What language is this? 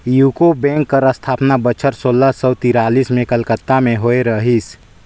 Chhattisgarhi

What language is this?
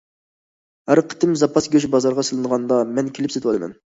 Uyghur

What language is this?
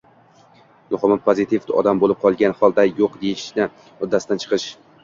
Uzbek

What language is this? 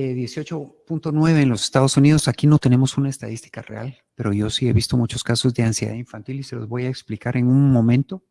Spanish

